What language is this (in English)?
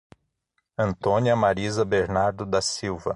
Portuguese